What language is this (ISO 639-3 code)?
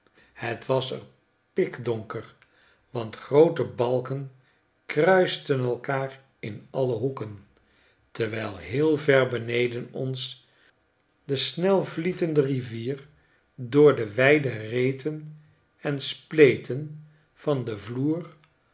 nld